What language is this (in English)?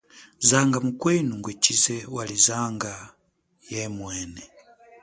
Chokwe